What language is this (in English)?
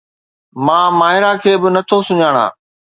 Sindhi